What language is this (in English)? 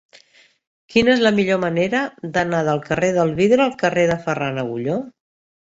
Catalan